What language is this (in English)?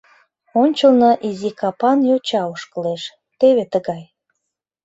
Mari